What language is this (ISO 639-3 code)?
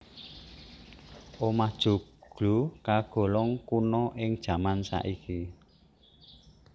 jav